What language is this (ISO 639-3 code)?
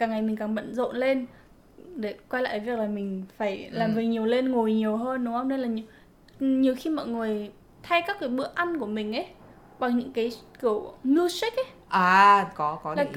vie